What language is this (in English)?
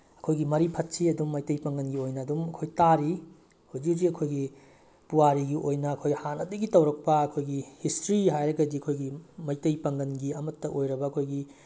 Manipuri